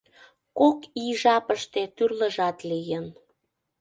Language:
Mari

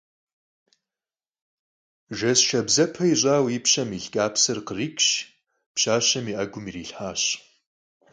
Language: Kabardian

